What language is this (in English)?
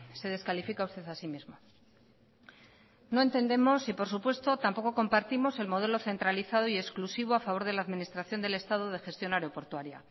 Spanish